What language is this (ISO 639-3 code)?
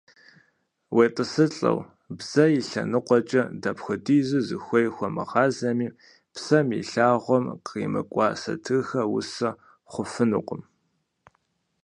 kbd